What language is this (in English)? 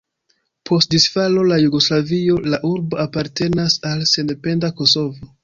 Esperanto